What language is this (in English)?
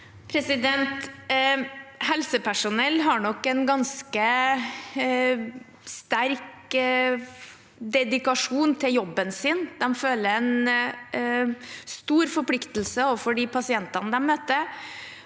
Norwegian